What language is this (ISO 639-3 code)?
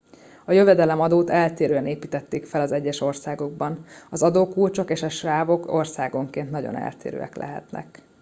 hun